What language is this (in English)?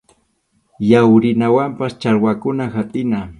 Arequipa-La Unión Quechua